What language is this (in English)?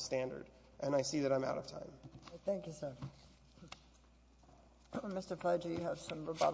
English